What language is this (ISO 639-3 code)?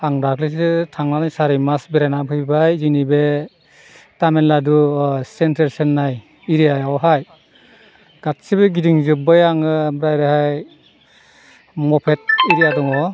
brx